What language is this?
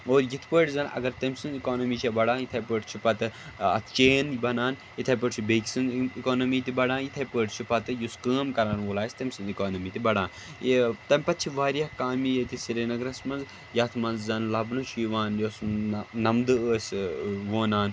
Kashmiri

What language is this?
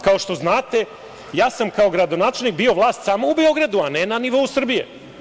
Serbian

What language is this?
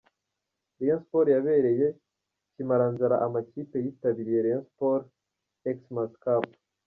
Kinyarwanda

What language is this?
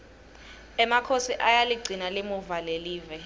Swati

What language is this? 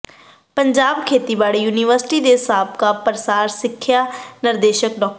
Punjabi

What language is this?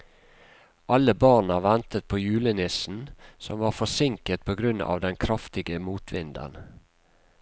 Norwegian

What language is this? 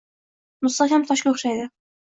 Uzbek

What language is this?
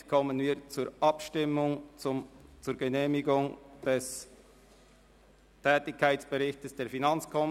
Swiss German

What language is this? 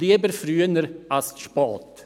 Swiss German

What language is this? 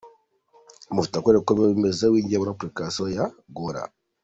Kinyarwanda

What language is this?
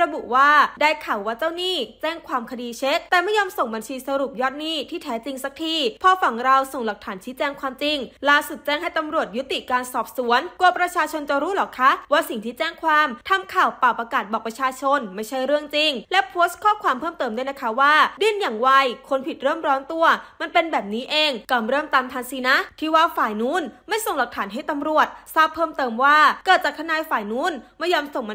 Thai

